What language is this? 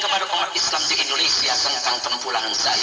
Indonesian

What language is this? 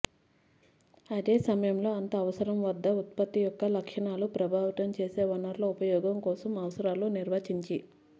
Telugu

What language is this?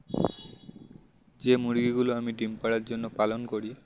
Bangla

